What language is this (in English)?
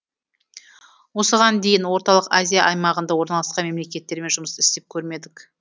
Kazakh